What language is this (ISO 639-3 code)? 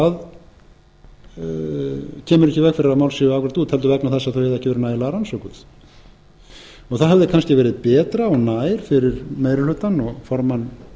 isl